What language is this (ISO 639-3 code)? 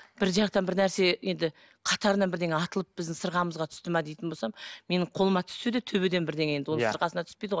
kaz